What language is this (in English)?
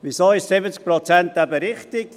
Swiss German